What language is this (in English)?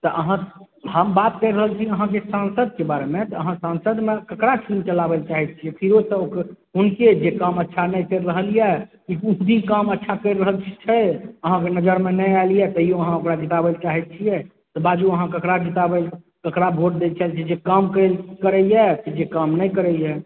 Maithili